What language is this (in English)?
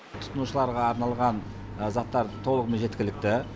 Kazakh